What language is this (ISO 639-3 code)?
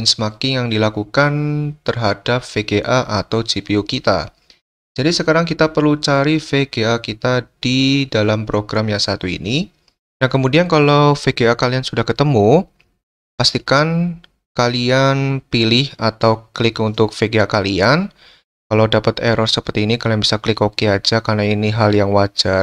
ind